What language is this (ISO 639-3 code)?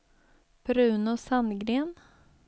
swe